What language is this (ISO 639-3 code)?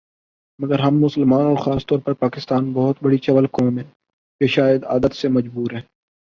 urd